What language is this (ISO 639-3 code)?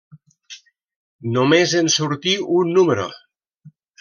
cat